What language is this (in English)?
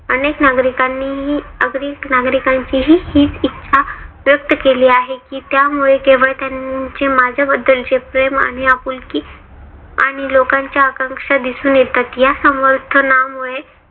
Marathi